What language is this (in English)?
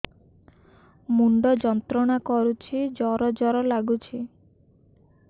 Odia